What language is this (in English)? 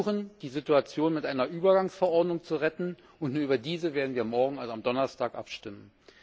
German